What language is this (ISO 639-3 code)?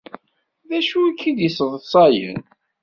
kab